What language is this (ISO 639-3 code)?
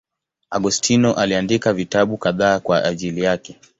swa